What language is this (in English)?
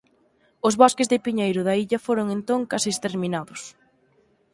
Galician